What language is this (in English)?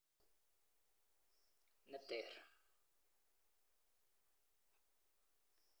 Kalenjin